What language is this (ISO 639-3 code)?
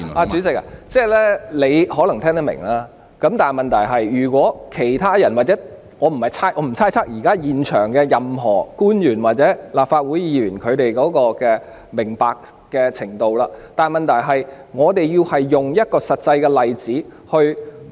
yue